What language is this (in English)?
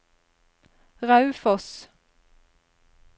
Norwegian